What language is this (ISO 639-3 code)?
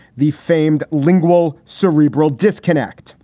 eng